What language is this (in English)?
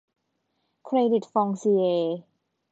Thai